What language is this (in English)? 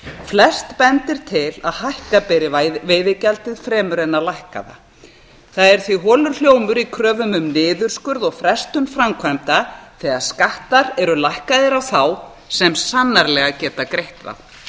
Icelandic